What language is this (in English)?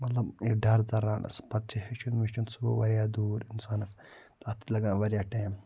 Kashmiri